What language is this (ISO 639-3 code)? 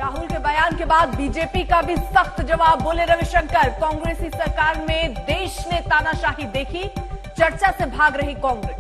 hin